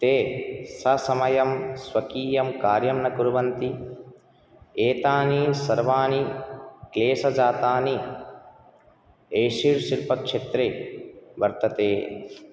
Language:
Sanskrit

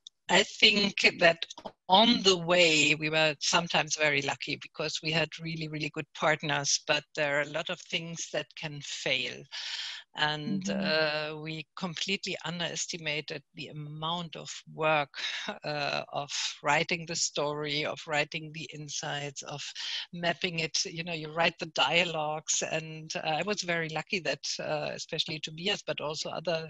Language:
English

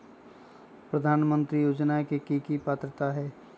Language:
Magahi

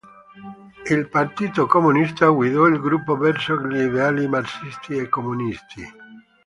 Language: Italian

